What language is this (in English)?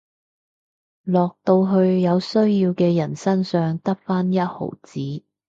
Cantonese